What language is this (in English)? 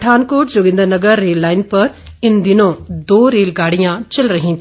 Hindi